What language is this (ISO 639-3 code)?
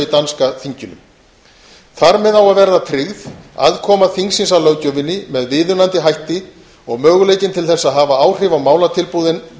isl